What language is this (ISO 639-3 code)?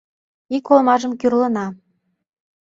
chm